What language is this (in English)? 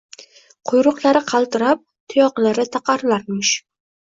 Uzbek